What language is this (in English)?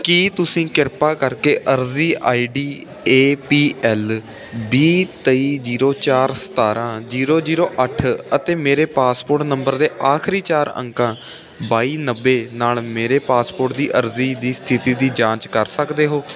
Punjabi